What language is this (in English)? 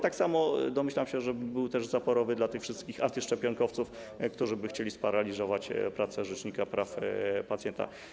Polish